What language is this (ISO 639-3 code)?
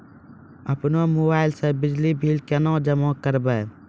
mai